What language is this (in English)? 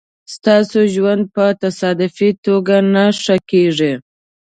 Pashto